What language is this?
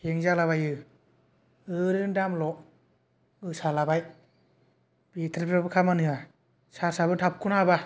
Bodo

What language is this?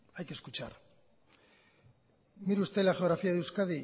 Spanish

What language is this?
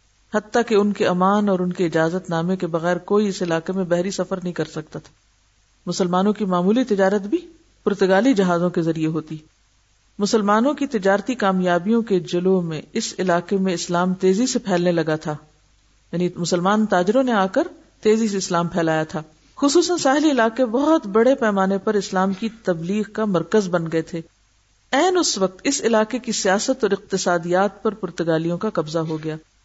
Urdu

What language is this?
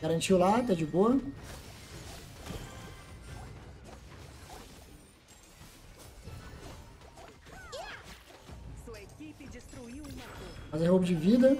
Portuguese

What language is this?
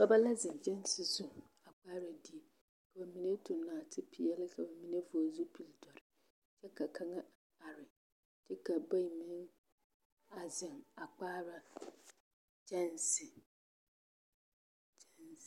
Southern Dagaare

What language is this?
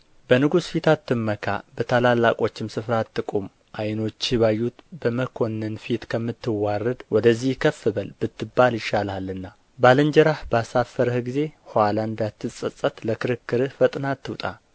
Amharic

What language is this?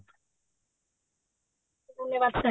Odia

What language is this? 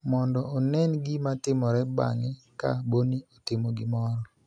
Luo (Kenya and Tanzania)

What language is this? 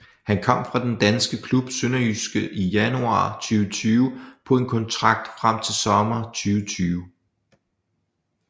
Danish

